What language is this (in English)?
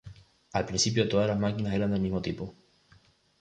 Spanish